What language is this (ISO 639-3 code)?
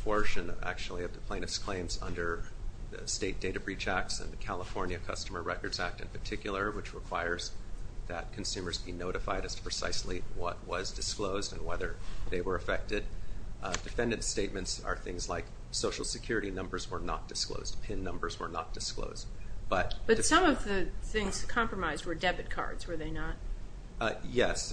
eng